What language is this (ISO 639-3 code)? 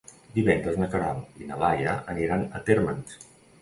cat